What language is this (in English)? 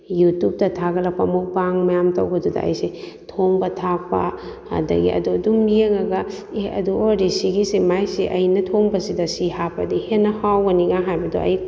Manipuri